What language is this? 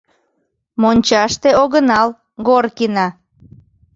Mari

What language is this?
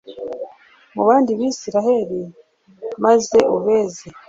Kinyarwanda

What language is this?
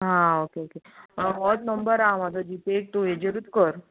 Konkani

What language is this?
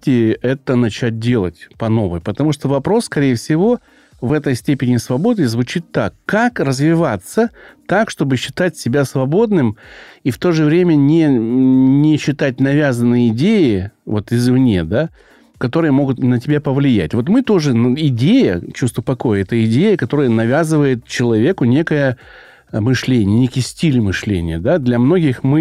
Russian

